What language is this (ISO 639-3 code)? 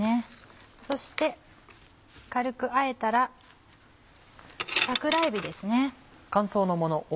jpn